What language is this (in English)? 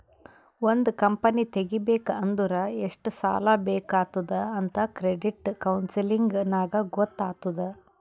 Kannada